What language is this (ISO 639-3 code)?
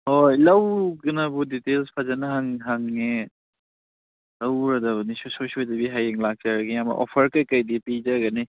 mni